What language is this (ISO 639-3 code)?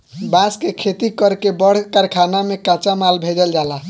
bho